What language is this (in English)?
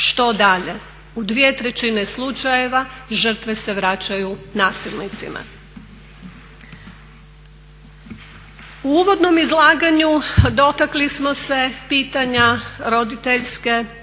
Croatian